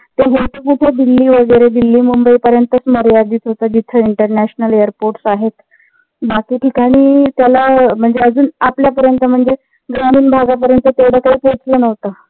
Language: Marathi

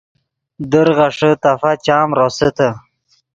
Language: Yidgha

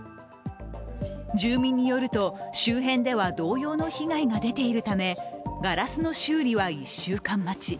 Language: Japanese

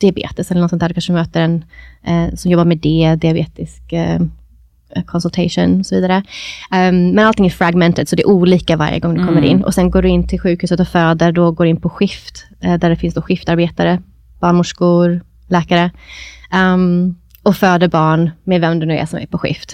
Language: Swedish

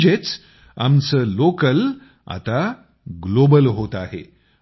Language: Marathi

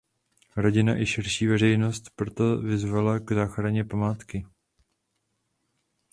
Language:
Czech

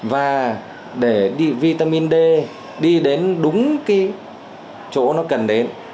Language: Vietnamese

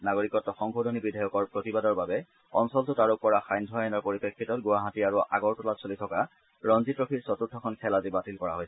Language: Assamese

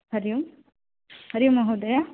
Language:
Sanskrit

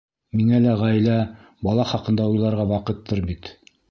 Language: Bashkir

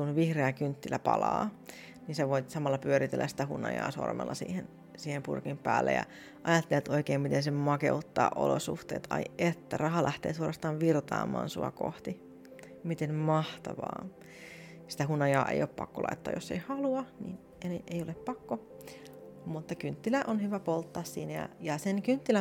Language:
Finnish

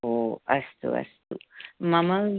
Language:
Sanskrit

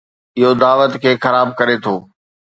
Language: Sindhi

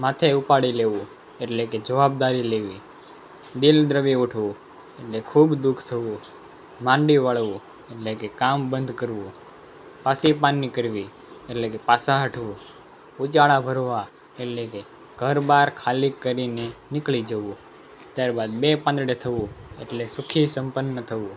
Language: Gujarati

